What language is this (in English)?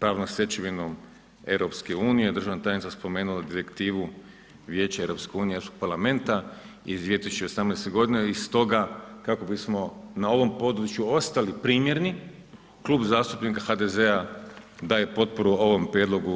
Croatian